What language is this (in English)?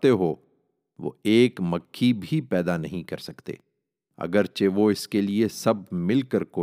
Urdu